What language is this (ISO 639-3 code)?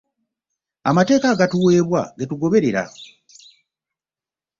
lug